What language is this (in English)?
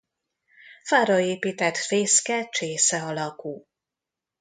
Hungarian